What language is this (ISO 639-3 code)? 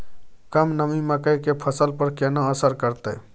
mai